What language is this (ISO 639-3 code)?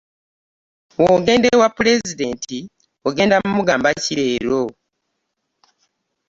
lug